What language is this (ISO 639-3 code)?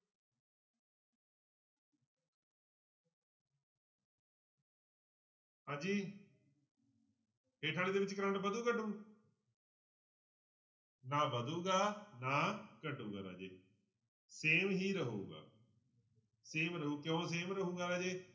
pan